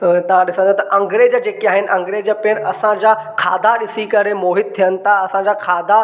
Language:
Sindhi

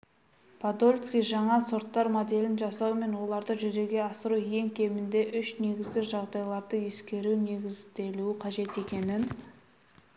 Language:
Kazakh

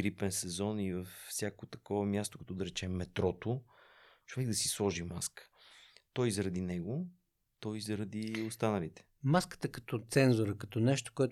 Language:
Bulgarian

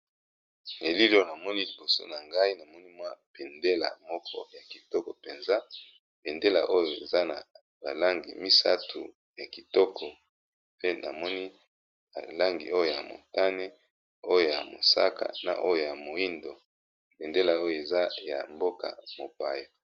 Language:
Lingala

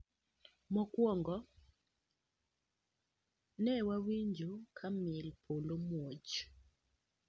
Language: Luo (Kenya and Tanzania)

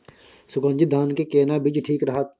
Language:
Maithili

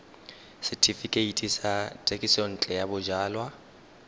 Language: Tswana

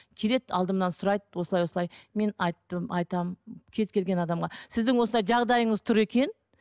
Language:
Kazakh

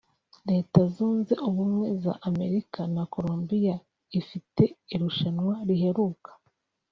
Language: Kinyarwanda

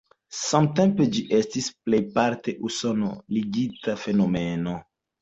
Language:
Esperanto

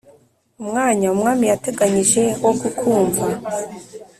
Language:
Kinyarwanda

